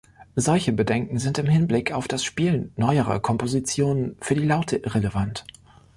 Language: German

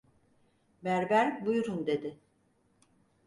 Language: Turkish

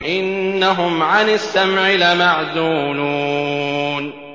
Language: Arabic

